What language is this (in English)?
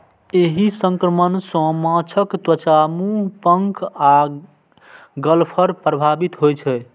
Maithili